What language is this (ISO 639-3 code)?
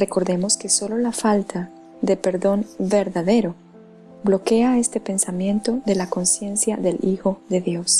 spa